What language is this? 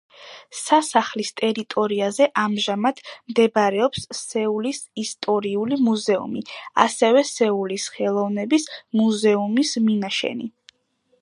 Georgian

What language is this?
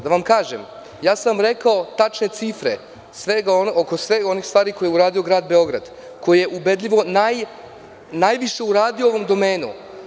Serbian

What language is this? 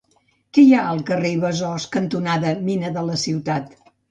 Catalan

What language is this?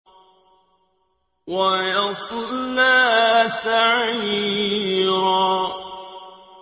Arabic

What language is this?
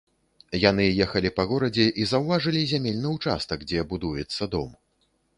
Belarusian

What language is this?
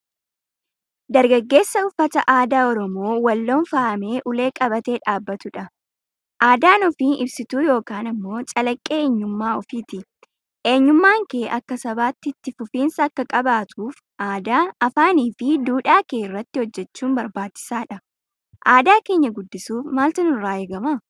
Oromo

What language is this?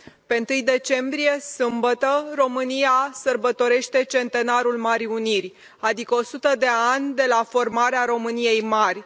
Romanian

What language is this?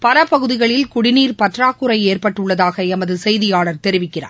Tamil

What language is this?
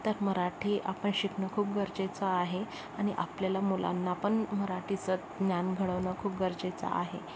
Marathi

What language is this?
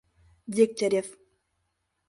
Mari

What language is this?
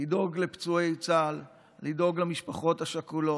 Hebrew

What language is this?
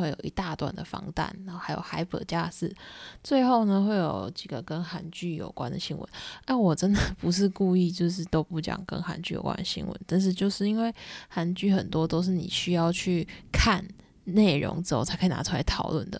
Chinese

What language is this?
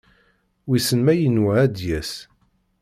Kabyle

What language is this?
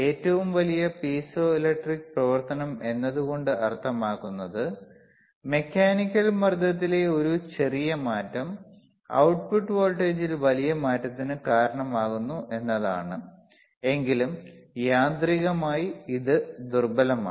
Malayalam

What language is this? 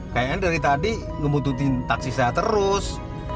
Indonesian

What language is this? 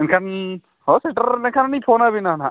Santali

